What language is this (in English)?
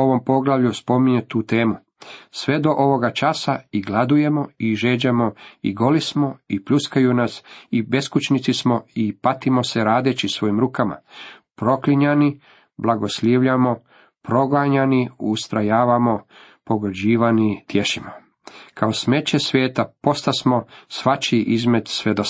Croatian